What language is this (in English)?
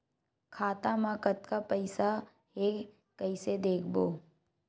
Chhattisgarhi